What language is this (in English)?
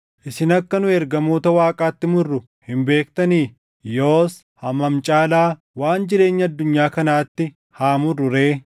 Oromo